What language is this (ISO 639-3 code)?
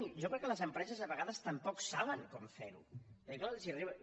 cat